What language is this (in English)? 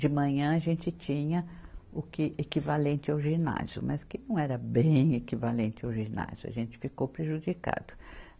Portuguese